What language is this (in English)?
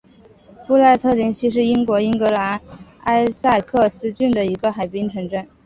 Chinese